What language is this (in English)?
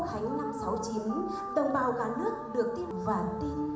Vietnamese